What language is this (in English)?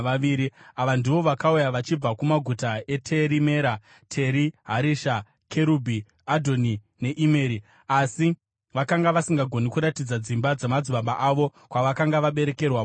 Shona